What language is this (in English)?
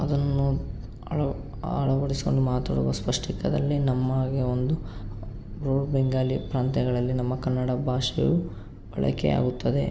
Kannada